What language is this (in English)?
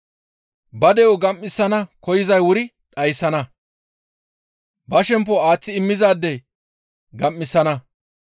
Gamo